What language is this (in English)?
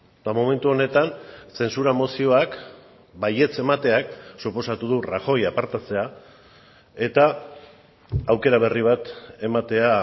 Basque